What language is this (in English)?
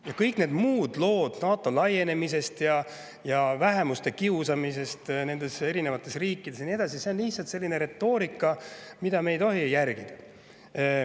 Estonian